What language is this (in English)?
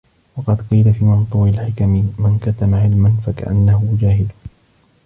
Arabic